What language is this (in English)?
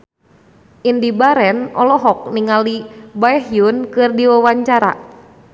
Sundanese